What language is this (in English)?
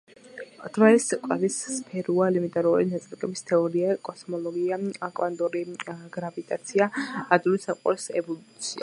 Georgian